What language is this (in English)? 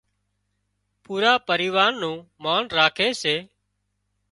Wadiyara Koli